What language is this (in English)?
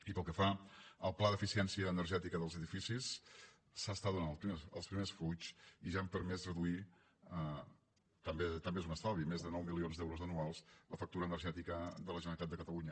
Catalan